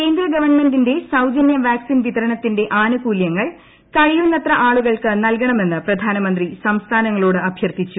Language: Malayalam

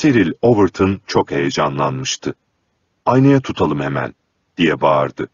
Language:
Turkish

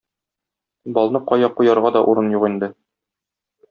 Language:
Tatar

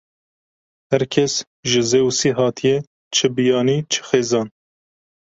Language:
Kurdish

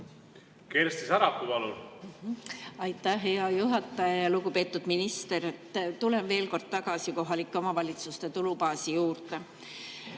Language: Estonian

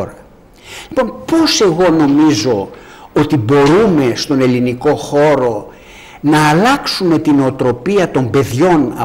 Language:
Greek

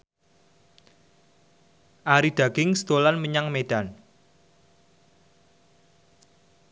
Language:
Javanese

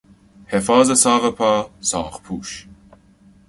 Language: Persian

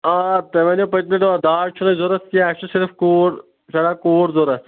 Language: Kashmiri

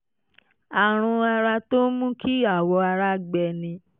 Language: Yoruba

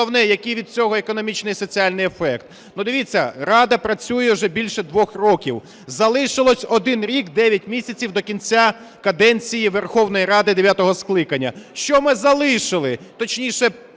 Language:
Ukrainian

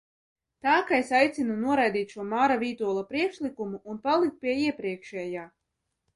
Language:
Latvian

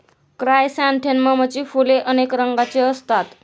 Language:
Marathi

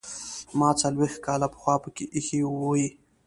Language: Pashto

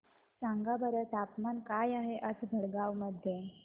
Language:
Marathi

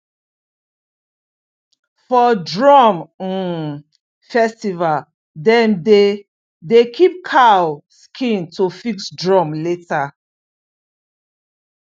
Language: Nigerian Pidgin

